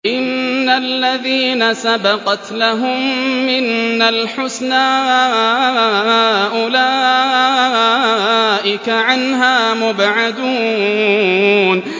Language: Arabic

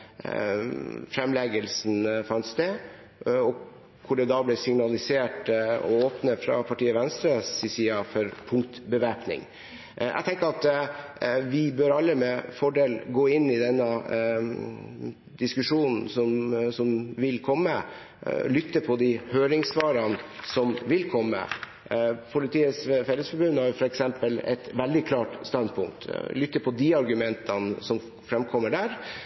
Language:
Norwegian Bokmål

